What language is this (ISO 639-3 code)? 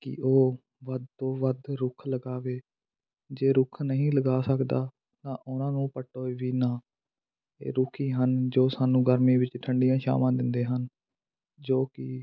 pan